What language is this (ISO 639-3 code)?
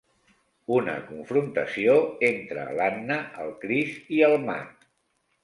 cat